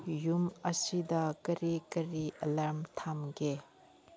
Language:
Manipuri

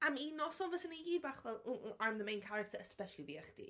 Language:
Welsh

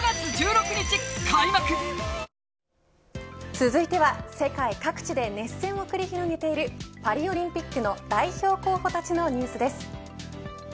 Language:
Japanese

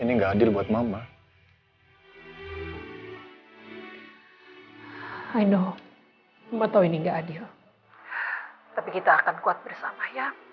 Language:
Indonesian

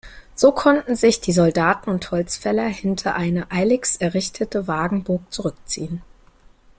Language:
German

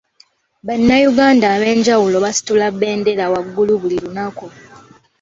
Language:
Ganda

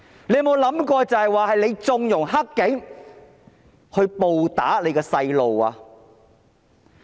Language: Cantonese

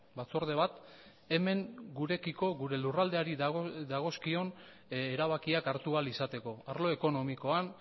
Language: Basque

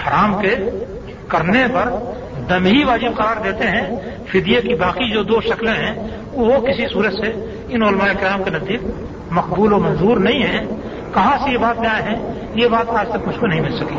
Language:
Urdu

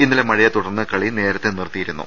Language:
Malayalam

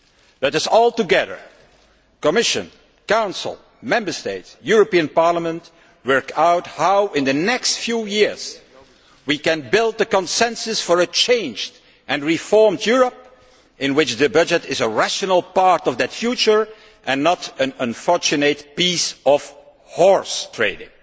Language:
English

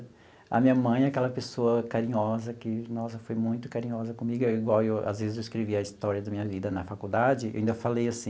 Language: Portuguese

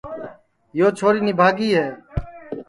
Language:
Sansi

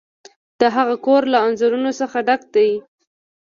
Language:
Pashto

